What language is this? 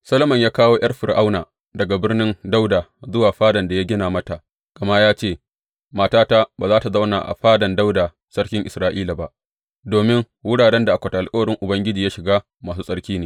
Hausa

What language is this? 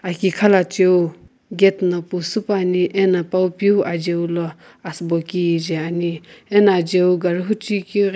Sumi Naga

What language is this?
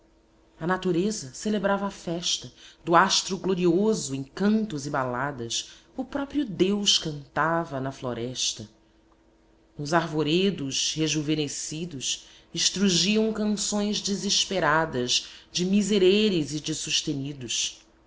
Portuguese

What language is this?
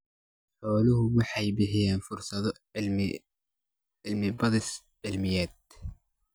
Somali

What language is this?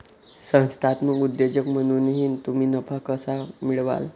Marathi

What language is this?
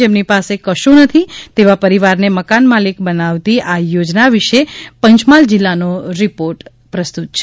Gujarati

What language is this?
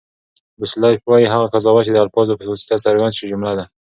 Pashto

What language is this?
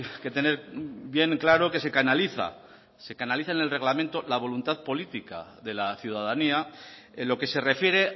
Spanish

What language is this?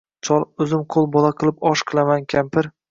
Uzbek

